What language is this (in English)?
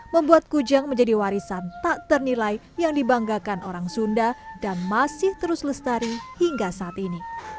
Indonesian